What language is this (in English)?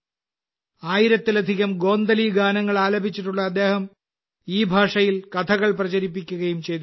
Malayalam